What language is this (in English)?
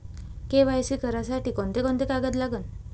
Marathi